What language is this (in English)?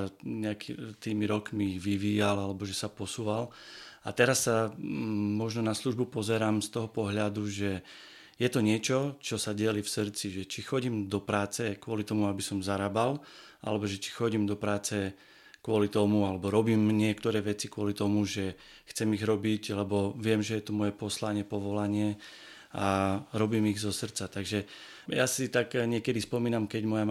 Slovak